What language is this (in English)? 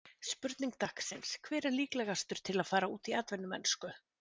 Icelandic